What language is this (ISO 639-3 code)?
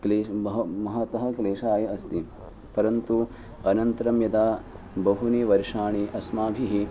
san